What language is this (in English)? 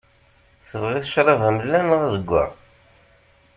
Kabyle